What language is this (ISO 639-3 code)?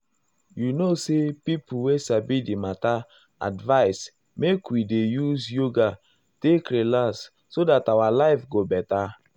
pcm